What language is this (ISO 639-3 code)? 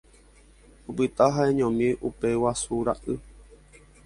grn